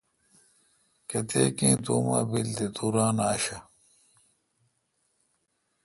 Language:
Kalkoti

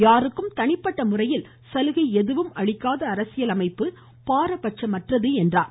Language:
Tamil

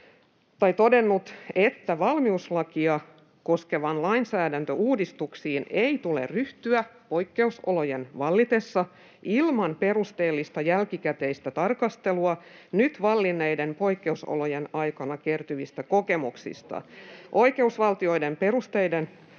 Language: Finnish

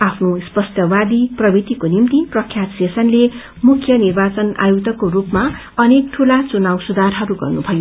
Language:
Nepali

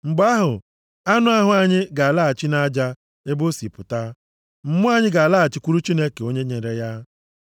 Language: Igbo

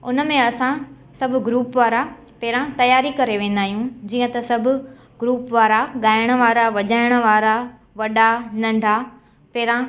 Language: Sindhi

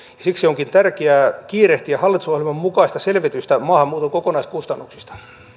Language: Finnish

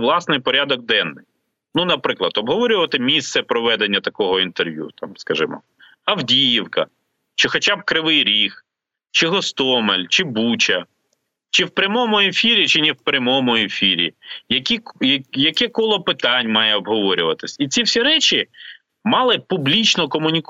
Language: Ukrainian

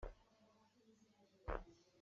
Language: Hakha Chin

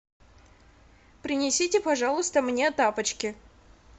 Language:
Russian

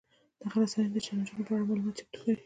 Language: Pashto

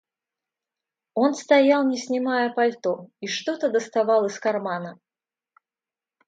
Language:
Russian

